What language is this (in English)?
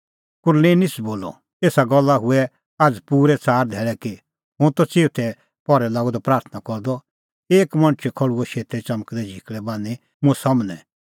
Kullu Pahari